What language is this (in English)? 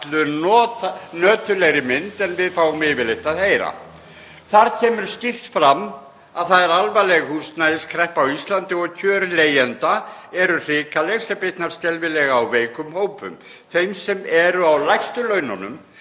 Icelandic